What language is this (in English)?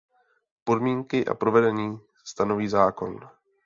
Czech